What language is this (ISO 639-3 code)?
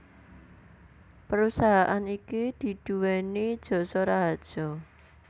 jav